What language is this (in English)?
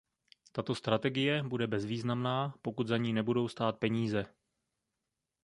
Czech